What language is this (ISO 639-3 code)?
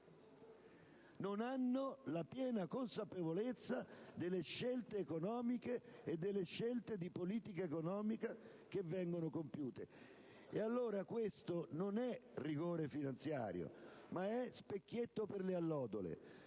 ita